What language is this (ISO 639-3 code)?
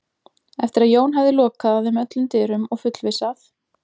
isl